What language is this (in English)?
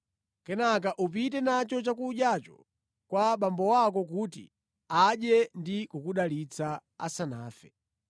Nyanja